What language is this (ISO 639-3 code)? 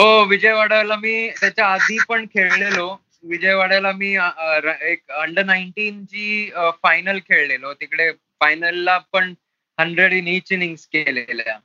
mar